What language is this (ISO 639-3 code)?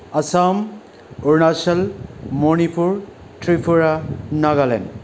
brx